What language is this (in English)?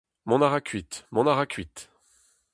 Breton